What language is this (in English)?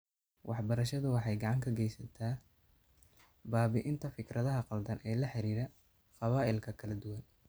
Somali